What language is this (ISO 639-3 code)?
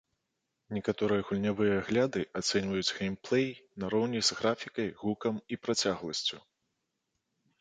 bel